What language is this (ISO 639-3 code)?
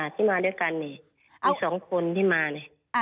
tha